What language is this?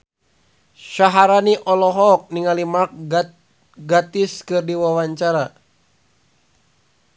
Sundanese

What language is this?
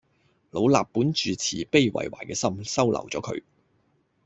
Cantonese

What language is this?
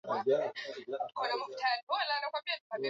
Swahili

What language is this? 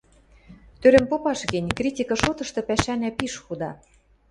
Western Mari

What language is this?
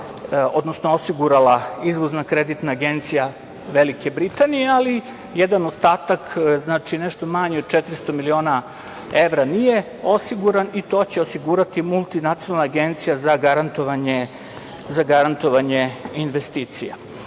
Serbian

